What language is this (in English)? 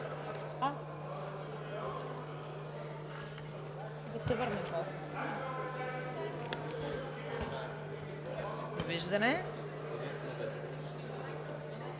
Bulgarian